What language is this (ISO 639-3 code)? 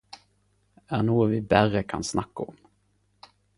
nno